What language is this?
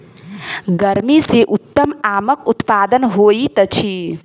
Maithili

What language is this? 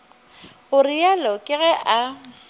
Northern Sotho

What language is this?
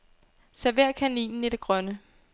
Danish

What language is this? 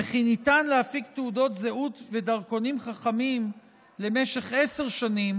Hebrew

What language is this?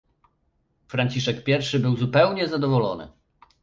Polish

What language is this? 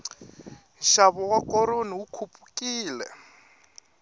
Tsonga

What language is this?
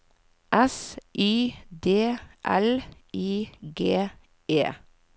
Norwegian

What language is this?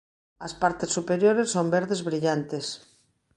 Galician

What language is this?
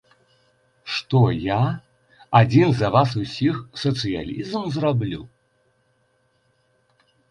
Belarusian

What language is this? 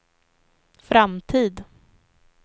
Swedish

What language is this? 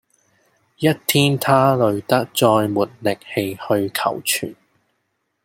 Cantonese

